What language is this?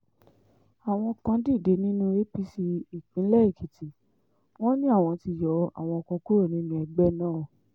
Yoruba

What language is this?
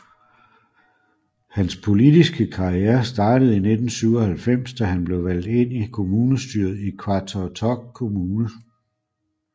Danish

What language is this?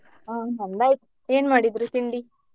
Kannada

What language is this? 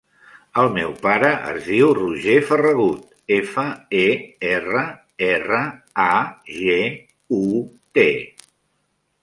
Catalan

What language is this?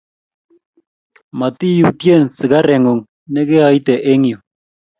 Kalenjin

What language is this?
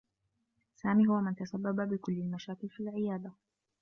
Arabic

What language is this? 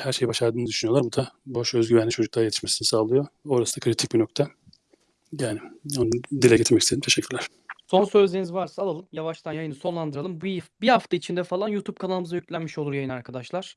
Turkish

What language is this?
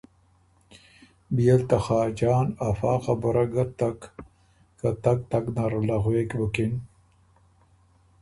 Ormuri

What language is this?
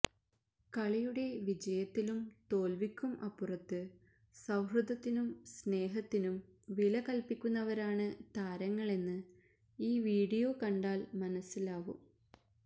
Malayalam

